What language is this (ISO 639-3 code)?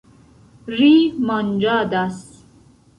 epo